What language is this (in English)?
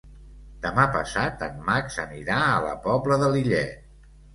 Catalan